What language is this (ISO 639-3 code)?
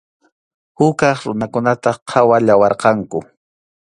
qxu